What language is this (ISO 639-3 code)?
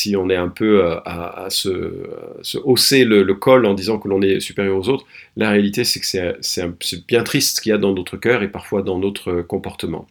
fra